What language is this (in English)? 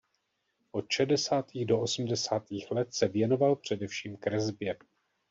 Czech